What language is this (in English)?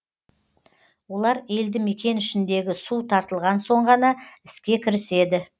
Kazakh